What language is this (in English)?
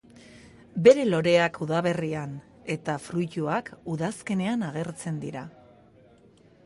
Basque